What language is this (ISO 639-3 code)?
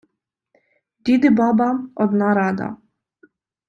ukr